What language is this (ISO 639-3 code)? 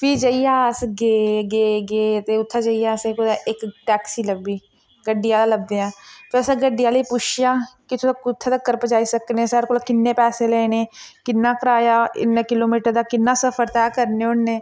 doi